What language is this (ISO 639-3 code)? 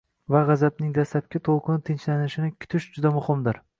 uzb